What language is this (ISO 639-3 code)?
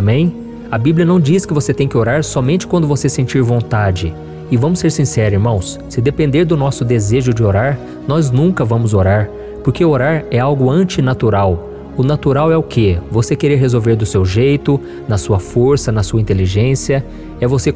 por